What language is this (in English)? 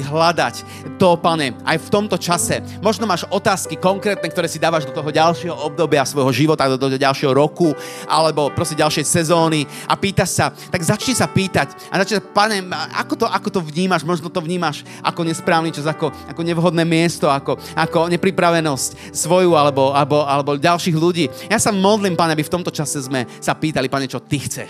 Slovak